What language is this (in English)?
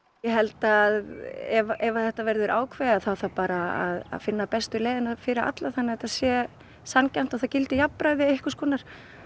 Icelandic